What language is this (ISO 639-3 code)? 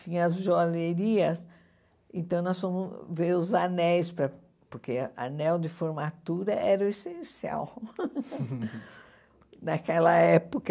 por